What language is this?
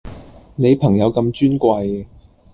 Cantonese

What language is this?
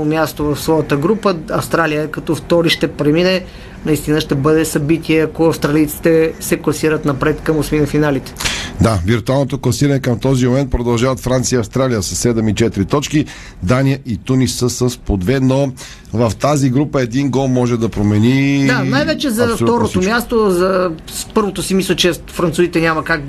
Bulgarian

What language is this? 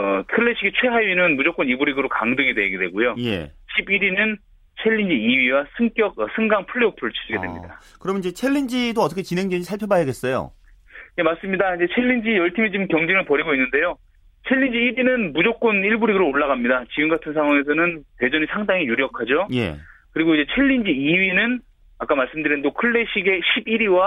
Korean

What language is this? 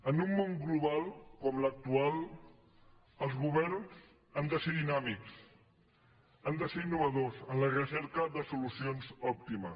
Catalan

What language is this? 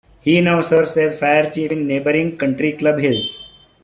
English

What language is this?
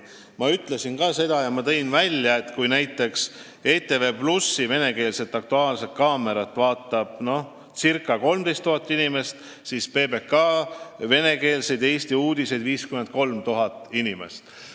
Estonian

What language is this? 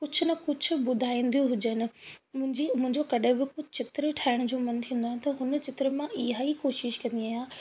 Sindhi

